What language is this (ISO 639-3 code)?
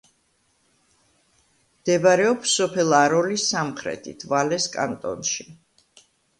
kat